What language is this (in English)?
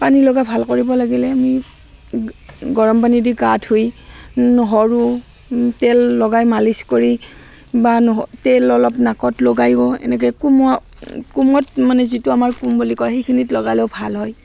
Assamese